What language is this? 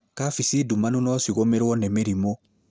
Kikuyu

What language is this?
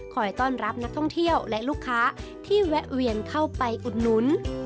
Thai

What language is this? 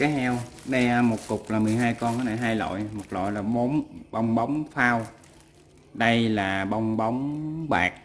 Vietnamese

